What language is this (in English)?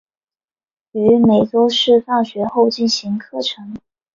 Chinese